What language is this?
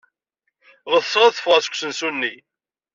Kabyle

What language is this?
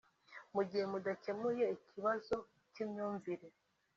Kinyarwanda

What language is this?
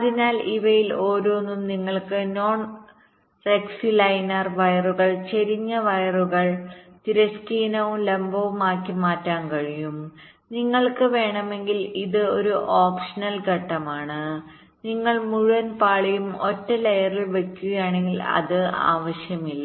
Malayalam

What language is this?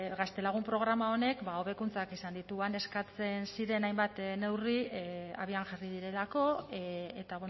Basque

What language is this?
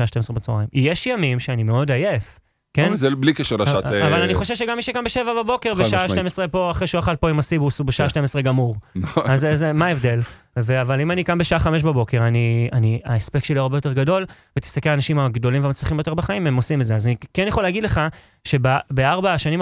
Hebrew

